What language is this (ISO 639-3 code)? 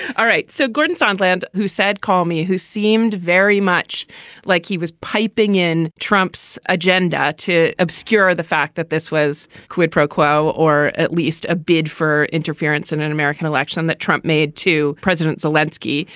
eng